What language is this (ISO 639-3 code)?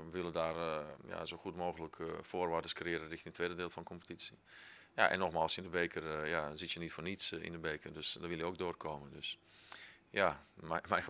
nld